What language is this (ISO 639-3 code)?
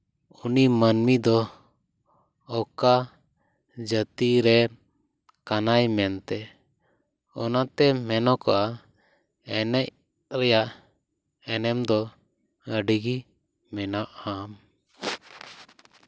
sat